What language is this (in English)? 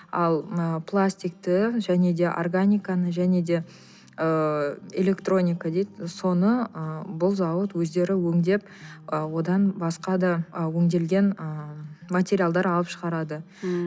Kazakh